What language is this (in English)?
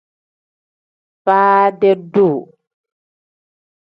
Tem